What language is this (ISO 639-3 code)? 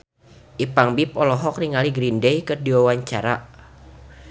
sun